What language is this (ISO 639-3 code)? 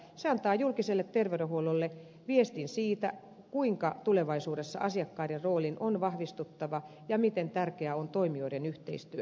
fin